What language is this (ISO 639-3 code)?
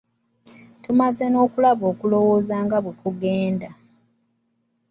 lug